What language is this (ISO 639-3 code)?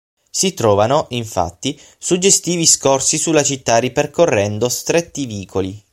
ita